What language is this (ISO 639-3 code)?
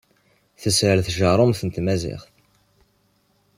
kab